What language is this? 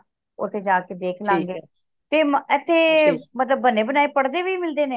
Punjabi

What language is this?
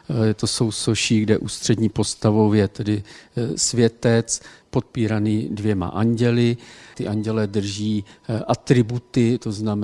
Czech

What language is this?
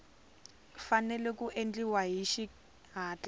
Tsonga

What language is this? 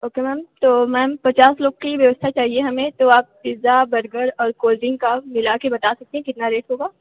Hindi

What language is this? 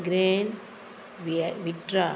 Konkani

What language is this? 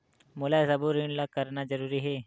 Chhattisgarhi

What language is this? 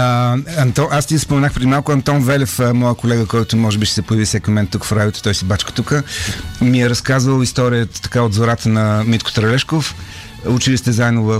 Bulgarian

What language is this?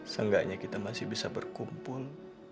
Indonesian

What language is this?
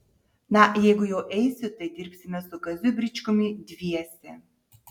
Lithuanian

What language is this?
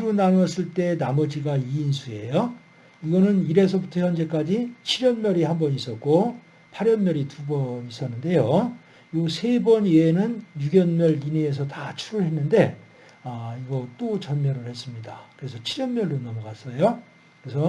Korean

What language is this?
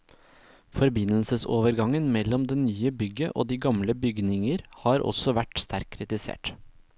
Norwegian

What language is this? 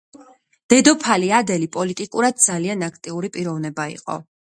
Georgian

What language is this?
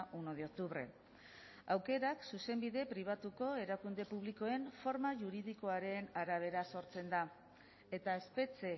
Basque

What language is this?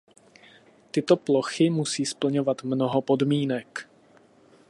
Czech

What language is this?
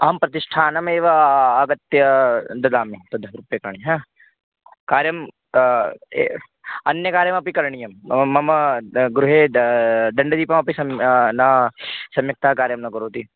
Sanskrit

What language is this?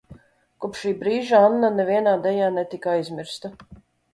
Latvian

